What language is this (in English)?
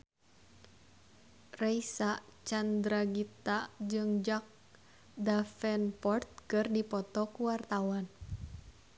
Sundanese